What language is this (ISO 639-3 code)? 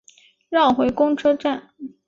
zho